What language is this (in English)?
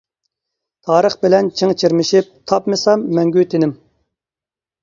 Uyghur